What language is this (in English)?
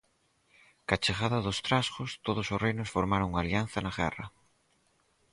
Galician